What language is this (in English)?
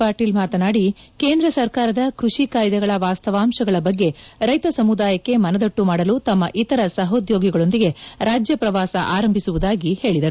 Kannada